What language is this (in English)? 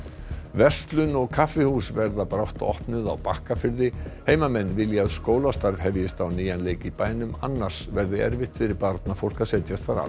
Icelandic